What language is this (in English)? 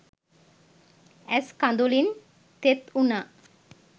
Sinhala